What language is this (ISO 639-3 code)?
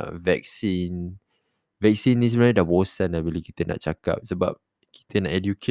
msa